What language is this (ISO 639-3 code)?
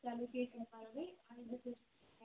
kas